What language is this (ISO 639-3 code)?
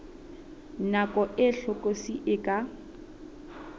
sot